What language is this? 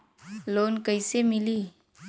Bhojpuri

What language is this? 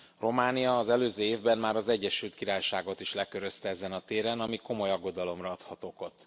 Hungarian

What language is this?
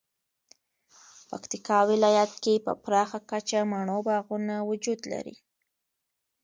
Pashto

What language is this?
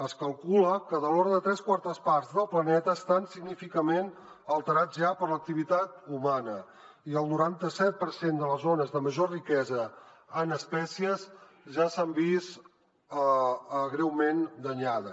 Catalan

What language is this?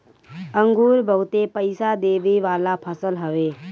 Bhojpuri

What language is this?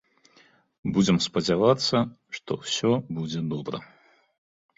Belarusian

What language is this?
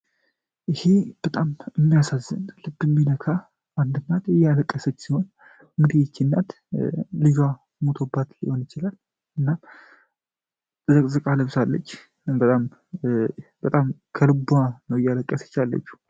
Amharic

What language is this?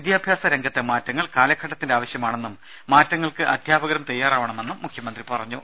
Malayalam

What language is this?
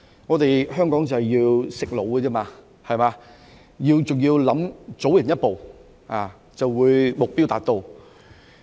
Cantonese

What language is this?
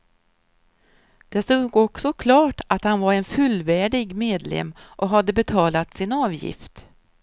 Swedish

